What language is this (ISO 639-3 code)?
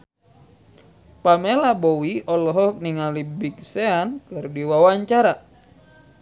sun